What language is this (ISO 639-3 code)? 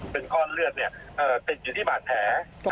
tha